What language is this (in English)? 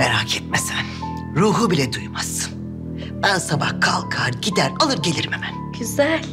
Turkish